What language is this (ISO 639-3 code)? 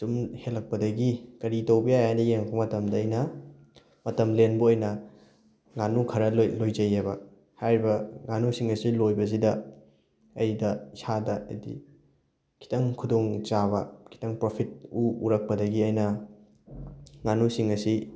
mni